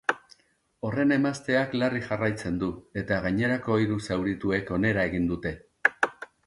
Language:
Basque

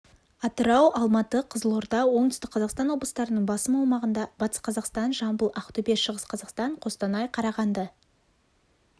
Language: Kazakh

